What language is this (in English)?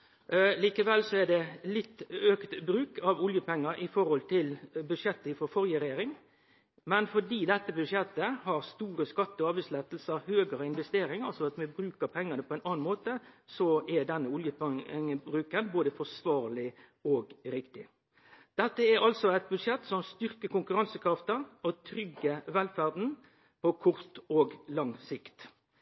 Norwegian Nynorsk